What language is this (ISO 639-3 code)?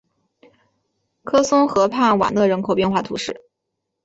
zho